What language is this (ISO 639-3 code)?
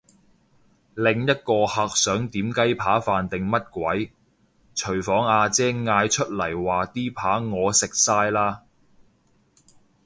yue